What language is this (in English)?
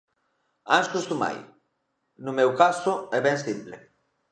Galician